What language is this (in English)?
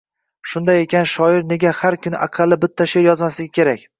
Uzbek